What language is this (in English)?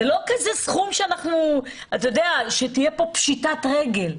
Hebrew